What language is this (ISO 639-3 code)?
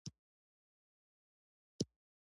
pus